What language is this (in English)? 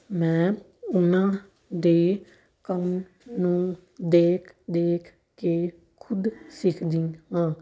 Punjabi